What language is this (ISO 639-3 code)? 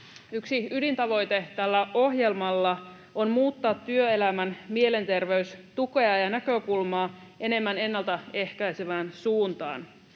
fin